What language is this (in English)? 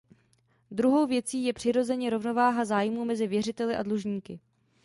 Czech